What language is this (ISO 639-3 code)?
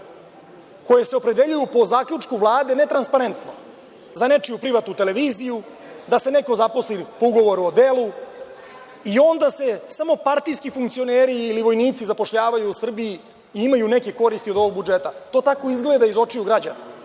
srp